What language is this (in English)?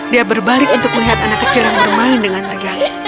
Indonesian